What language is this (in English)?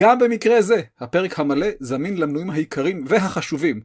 Hebrew